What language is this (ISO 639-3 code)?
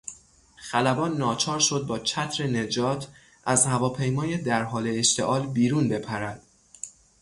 fas